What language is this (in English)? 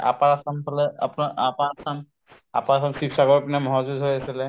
Assamese